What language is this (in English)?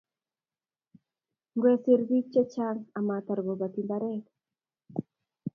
Kalenjin